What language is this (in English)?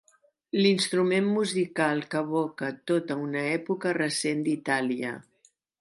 Catalan